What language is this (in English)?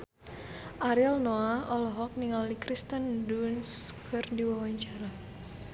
Sundanese